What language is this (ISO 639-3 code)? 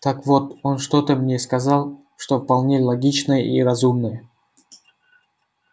rus